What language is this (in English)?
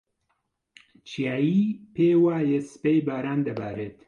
Central Kurdish